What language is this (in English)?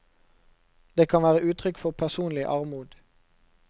Norwegian